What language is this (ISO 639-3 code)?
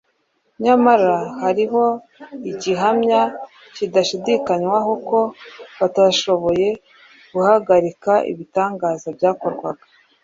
kin